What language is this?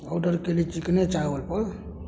Maithili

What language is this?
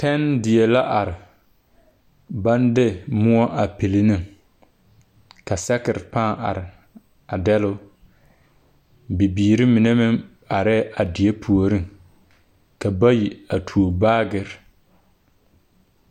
Southern Dagaare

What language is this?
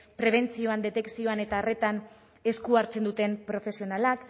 Basque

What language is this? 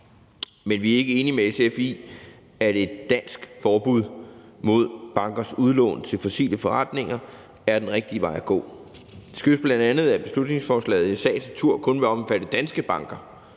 Danish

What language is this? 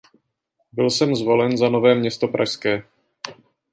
Czech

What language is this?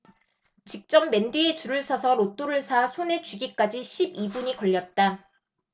Korean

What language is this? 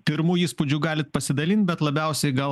Lithuanian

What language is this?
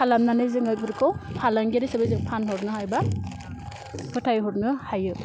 Bodo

